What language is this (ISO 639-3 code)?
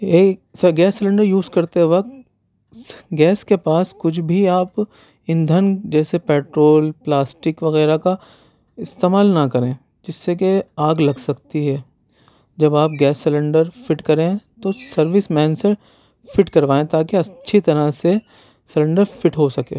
urd